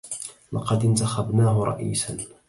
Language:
Arabic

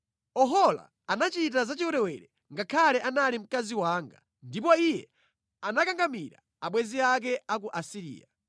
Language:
Nyanja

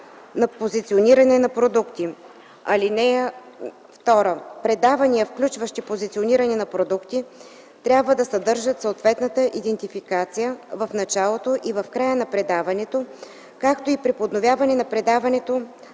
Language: Bulgarian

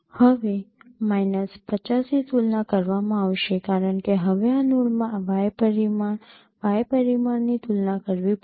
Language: Gujarati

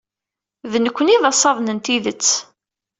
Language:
Kabyle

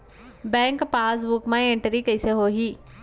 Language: Chhattisgarhi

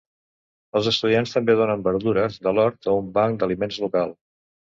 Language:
Catalan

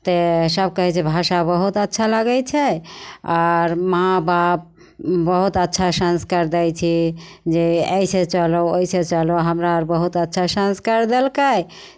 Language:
Maithili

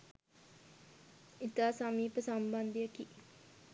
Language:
Sinhala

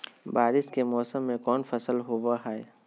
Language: Magahi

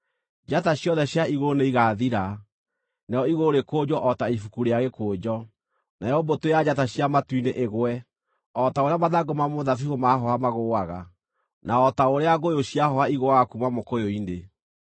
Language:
Kikuyu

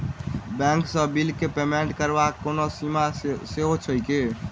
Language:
Maithili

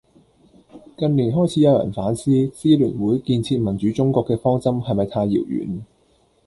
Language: Cantonese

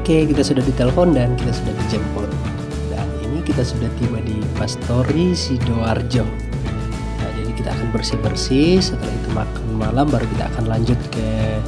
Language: Indonesian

